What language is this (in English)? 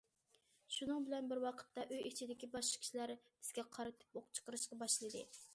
Uyghur